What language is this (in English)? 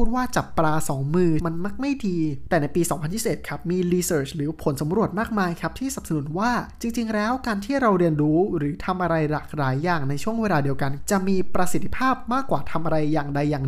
Thai